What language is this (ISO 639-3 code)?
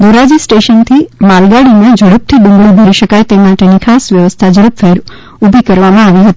guj